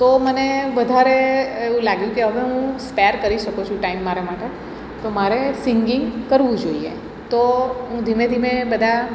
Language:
Gujarati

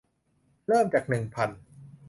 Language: Thai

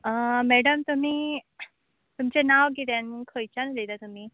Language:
Konkani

